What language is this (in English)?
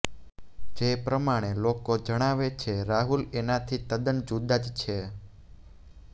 Gujarati